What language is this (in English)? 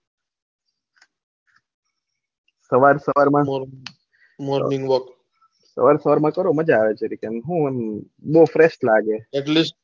Gujarati